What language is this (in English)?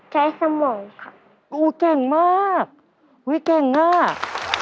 Thai